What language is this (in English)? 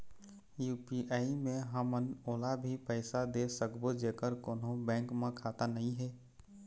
Chhattisgarhi